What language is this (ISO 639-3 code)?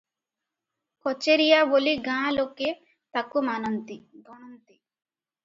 ori